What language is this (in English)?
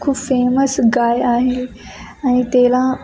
Marathi